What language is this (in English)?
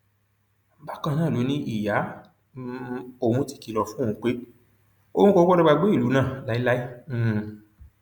Yoruba